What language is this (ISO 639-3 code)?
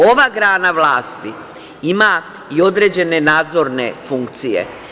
srp